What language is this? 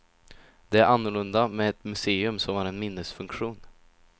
Swedish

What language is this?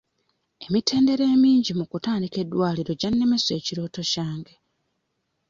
Ganda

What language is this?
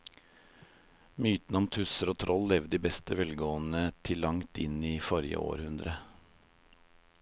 Norwegian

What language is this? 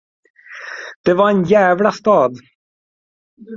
Swedish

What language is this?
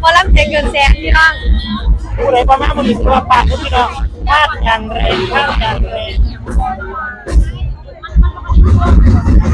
Thai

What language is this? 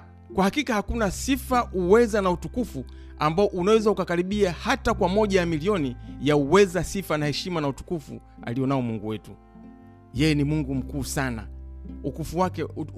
Swahili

